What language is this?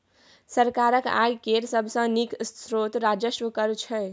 Maithili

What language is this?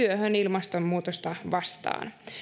Finnish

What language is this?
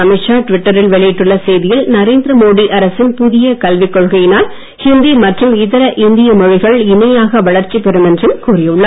Tamil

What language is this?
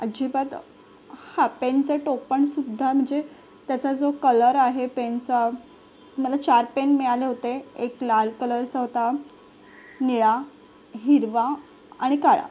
Marathi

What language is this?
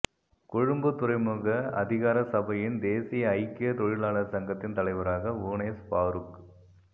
Tamil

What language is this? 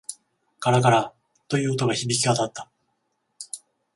Japanese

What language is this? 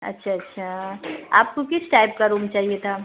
Urdu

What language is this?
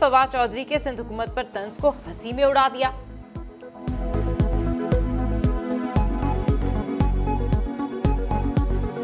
Urdu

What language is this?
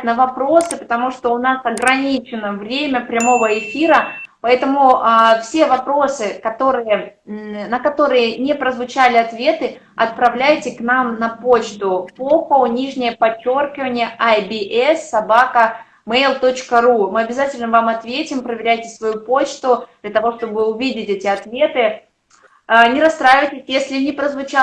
Russian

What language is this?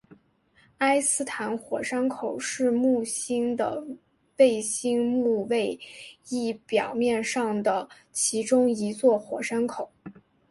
Chinese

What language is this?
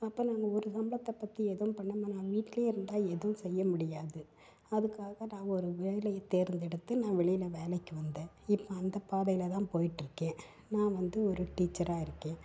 Tamil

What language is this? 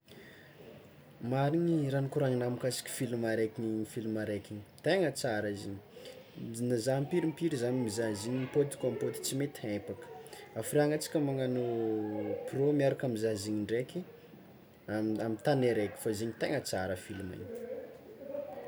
Tsimihety Malagasy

